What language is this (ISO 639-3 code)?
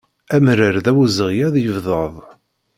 kab